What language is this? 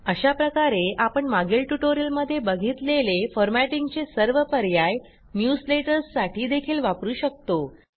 Marathi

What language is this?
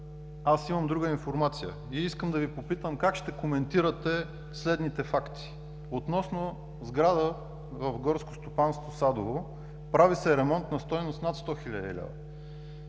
Bulgarian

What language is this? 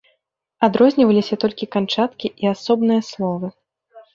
Belarusian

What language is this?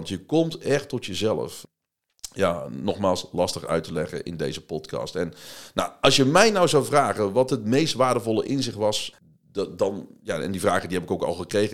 Dutch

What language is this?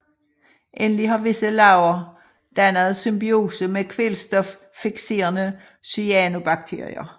Danish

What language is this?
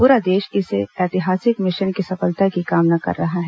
Hindi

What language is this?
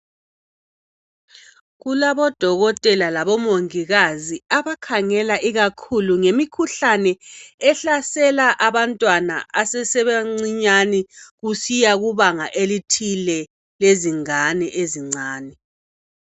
North Ndebele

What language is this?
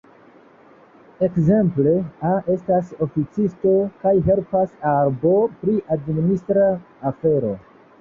Esperanto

